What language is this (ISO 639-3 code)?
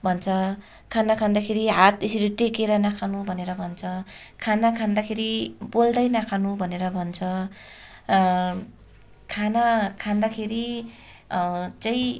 nep